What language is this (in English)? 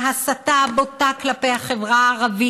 Hebrew